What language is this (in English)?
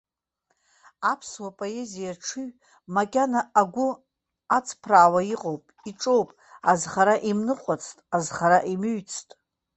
Abkhazian